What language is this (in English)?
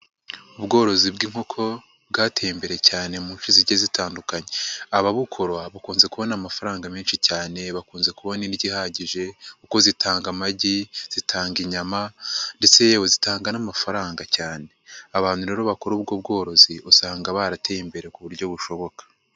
Kinyarwanda